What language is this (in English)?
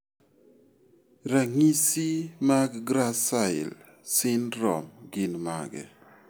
Luo (Kenya and Tanzania)